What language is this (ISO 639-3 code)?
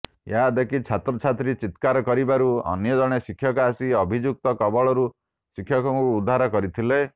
ori